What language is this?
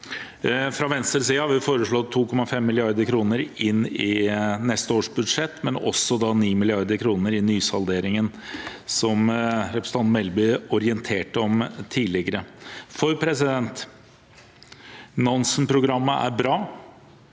Norwegian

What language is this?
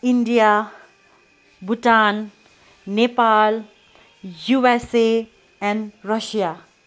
Nepali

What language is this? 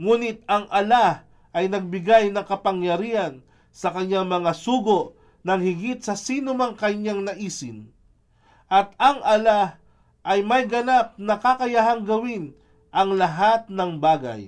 Filipino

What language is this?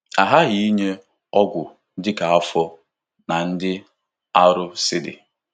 Igbo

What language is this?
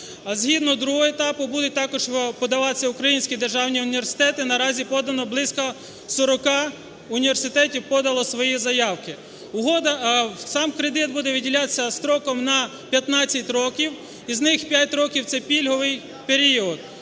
Ukrainian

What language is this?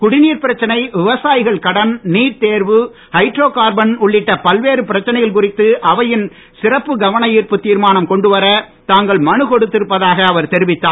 Tamil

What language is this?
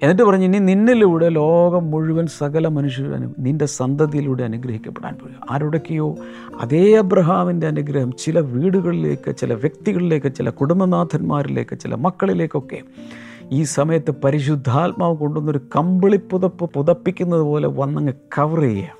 Malayalam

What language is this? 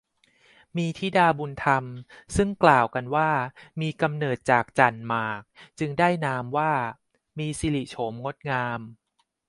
Thai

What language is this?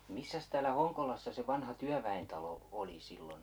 Finnish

